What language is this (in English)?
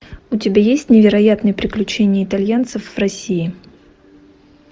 Russian